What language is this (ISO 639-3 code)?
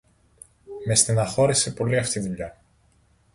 ell